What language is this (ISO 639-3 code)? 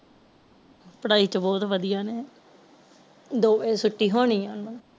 pan